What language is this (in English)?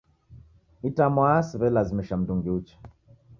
Taita